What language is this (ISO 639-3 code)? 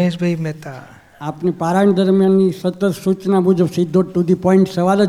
guj